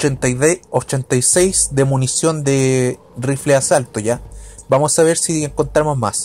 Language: Spanish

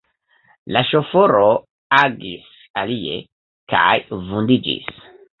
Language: Esperanto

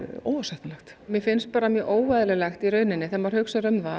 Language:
Icelandic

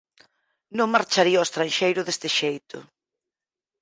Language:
Galician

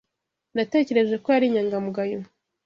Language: Kinyarwanda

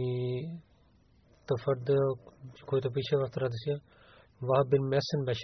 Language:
Bulgarian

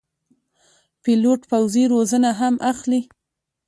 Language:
Pashto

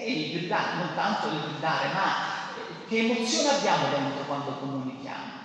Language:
Italian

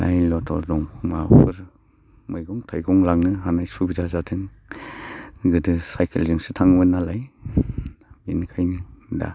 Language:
Bodo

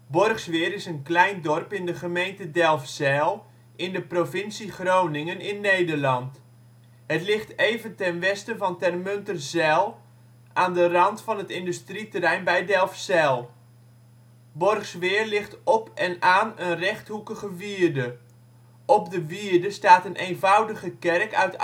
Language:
Dutch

